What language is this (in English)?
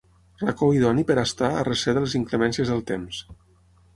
Catalan